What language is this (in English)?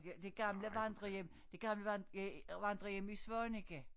Danish